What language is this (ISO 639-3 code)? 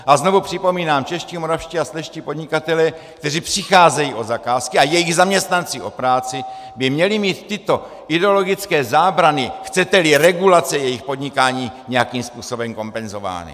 ces